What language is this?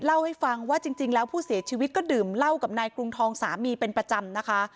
Thai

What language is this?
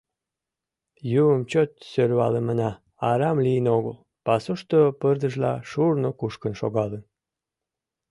Mari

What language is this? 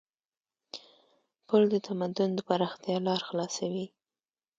Pashto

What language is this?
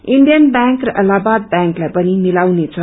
Nepali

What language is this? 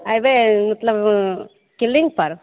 Maithili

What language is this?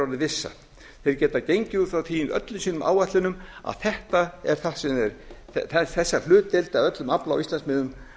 Icelandic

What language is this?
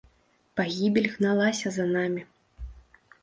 Belarusian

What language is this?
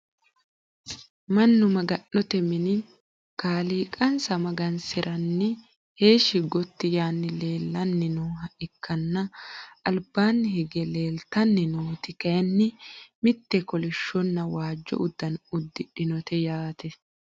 Sidamo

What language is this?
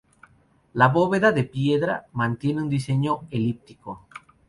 Spanish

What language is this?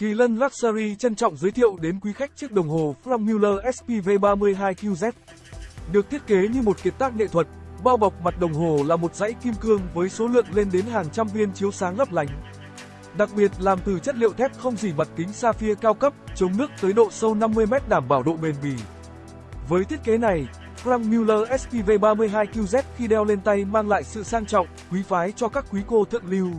Vietnamese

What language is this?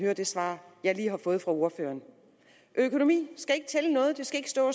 Danish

